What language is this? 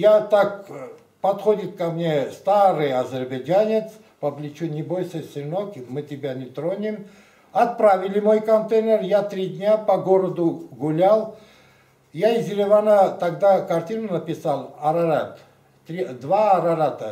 Russian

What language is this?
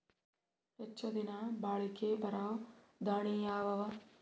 Kannada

